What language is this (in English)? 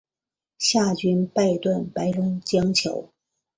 Chinese